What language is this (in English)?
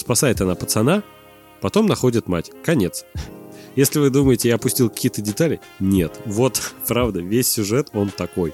Russian